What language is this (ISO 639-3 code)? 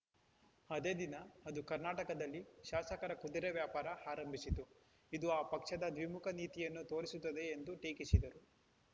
kan